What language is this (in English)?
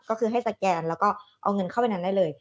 Thai